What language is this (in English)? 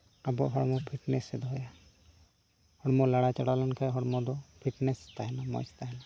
Santali